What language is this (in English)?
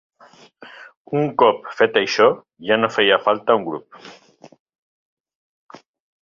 Catalan